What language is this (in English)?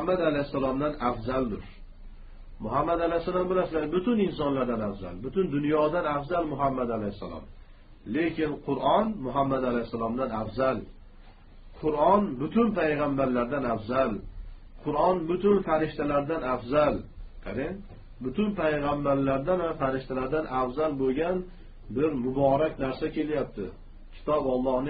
Turkish